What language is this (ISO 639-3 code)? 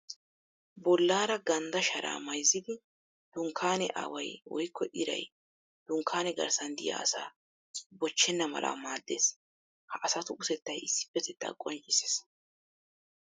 wal